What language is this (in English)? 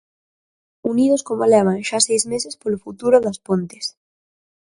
Galician